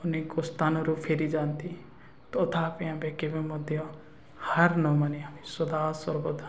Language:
Odia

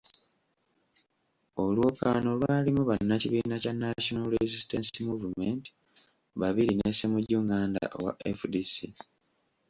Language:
Ganda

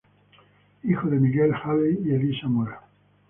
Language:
Spanish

